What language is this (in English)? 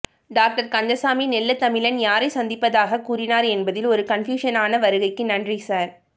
Tamil